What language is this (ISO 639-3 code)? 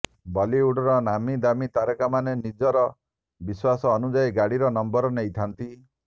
ori